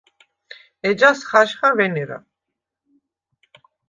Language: Svan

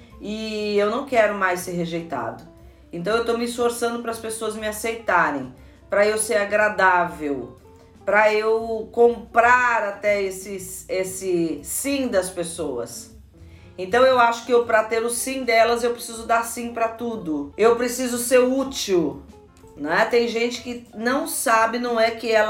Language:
Portuguese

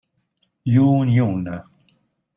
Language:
Italian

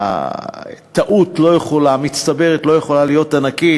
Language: Hebrew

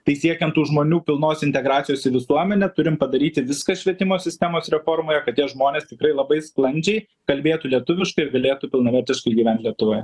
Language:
Lithuanian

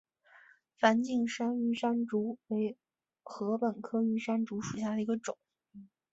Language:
Chinese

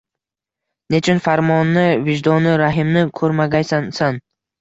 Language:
Uzbek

